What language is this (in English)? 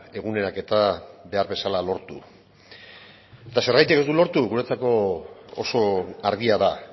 Basque